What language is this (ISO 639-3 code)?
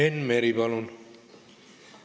est